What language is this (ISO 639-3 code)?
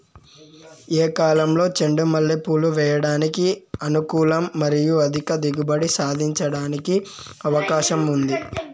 tel